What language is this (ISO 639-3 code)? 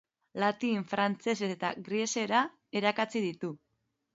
eus